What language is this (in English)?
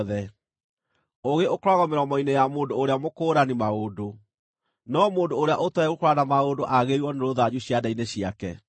Kikuyu